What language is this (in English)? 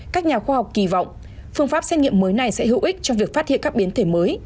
Vietnamese